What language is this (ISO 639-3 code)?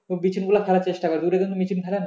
ben